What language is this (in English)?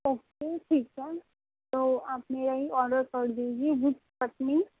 Urdu